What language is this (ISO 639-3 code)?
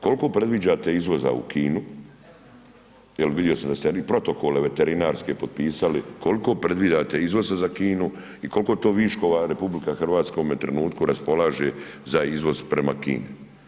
hrv